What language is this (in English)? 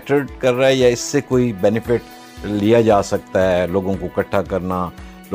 Urdu